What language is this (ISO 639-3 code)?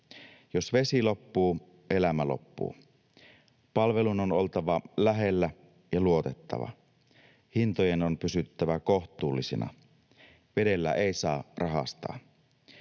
fin